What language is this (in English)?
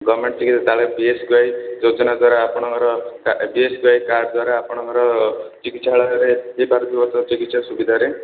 Odia